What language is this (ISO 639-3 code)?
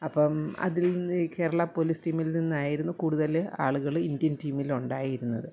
mal